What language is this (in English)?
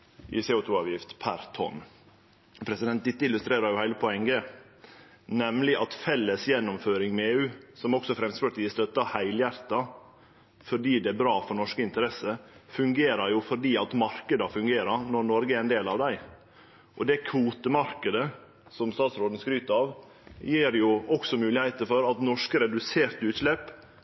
Norwegian Nynorsk